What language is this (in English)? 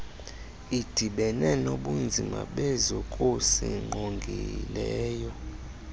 Xhosa